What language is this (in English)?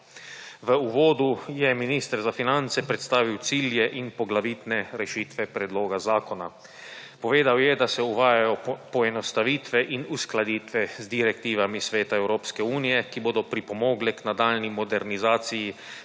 Slovenian